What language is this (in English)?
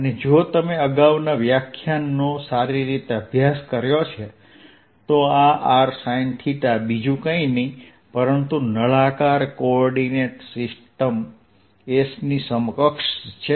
Gujarati